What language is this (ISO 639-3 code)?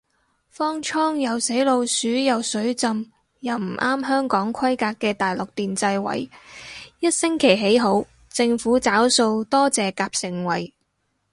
yue